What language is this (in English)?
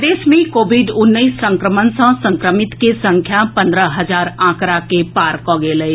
Maithili